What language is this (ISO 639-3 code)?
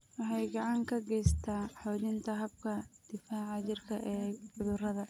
som